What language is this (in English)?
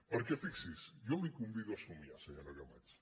Catalan